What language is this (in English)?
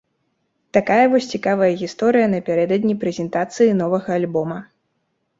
Belarusian